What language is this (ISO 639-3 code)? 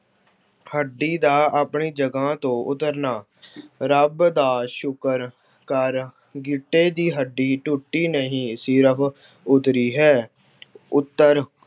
pan